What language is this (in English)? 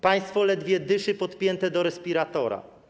Polish